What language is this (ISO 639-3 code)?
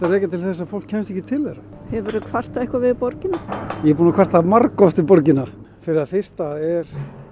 isl